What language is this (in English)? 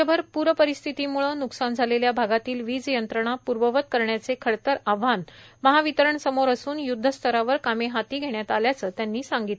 Marathi